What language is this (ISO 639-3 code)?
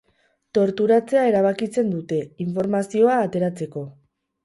eus